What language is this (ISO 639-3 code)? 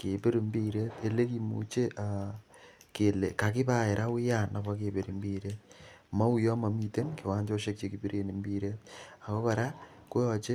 kln